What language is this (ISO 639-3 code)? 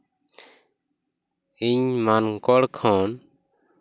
sat